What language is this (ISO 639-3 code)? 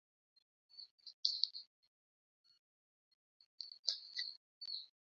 mua